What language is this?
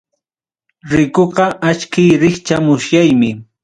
Ayacucho Quechua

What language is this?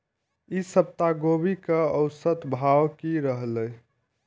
Maithili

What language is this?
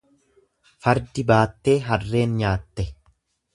Oromo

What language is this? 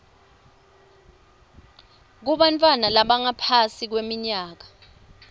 Swati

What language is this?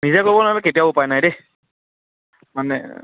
Assamese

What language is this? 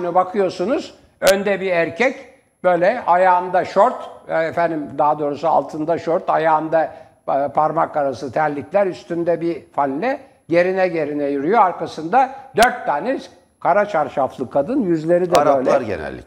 Turkish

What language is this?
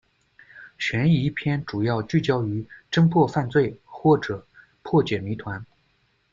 Chinese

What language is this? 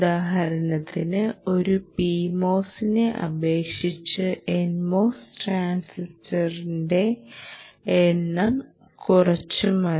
Malayalam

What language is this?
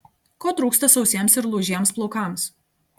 Lithuanian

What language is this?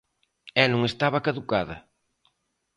Galician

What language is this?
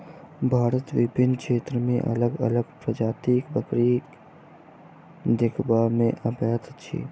Maithili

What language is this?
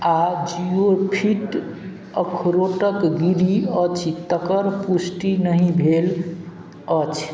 Maithili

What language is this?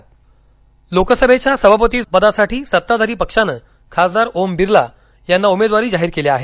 Marathi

